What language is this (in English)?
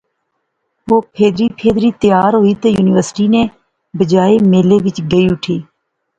Pahari-Potwari